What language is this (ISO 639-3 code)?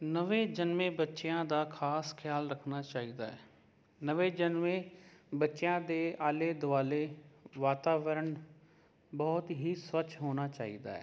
pan